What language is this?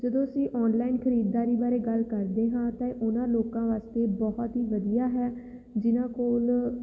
Punjabi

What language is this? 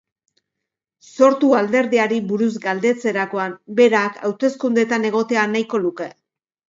Basque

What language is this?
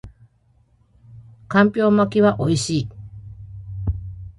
Japanese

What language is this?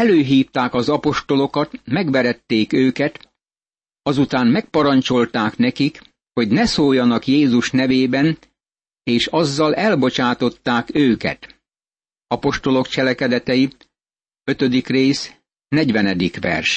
Hungarian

